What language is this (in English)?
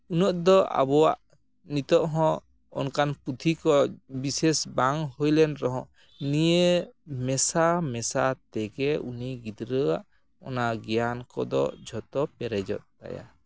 Santali